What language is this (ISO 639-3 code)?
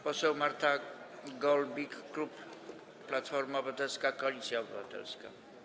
pol